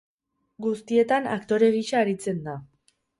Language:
Basque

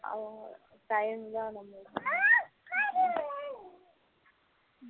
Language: Tamil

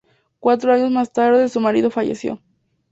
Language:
Spanish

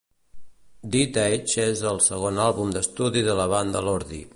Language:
Catalan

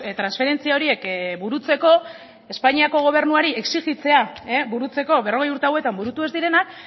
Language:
Basque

